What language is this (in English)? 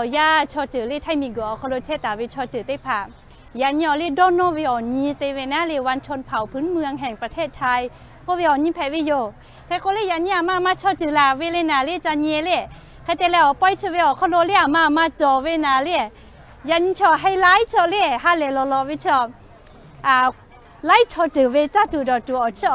Thai